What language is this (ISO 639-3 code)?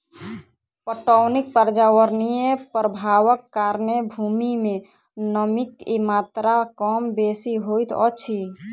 mai